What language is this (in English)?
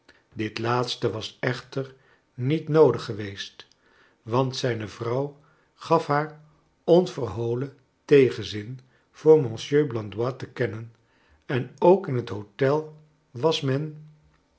Dutch